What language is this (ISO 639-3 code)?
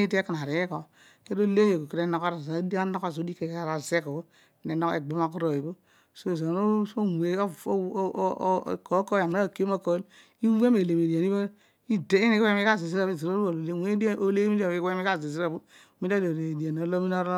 odu